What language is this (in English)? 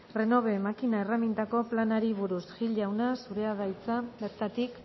Basque